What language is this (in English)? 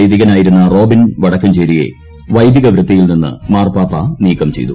Malayalam